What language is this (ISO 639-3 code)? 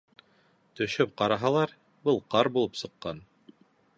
bak